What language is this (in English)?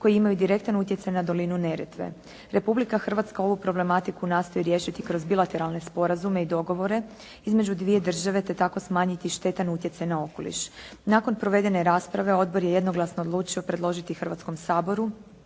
Croatian